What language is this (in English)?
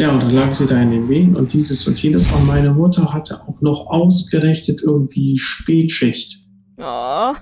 German